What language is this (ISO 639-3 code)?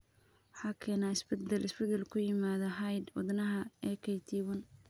som